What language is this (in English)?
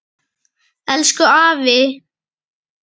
Icelandic